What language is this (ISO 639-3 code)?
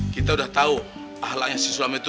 ind